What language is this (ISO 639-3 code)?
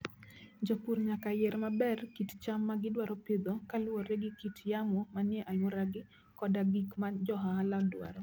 luo